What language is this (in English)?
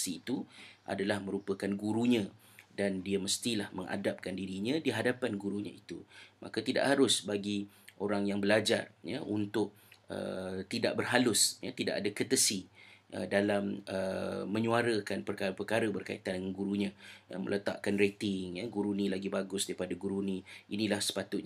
Malay